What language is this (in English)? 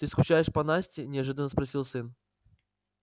Russian